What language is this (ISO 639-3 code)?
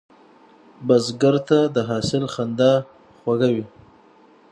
pus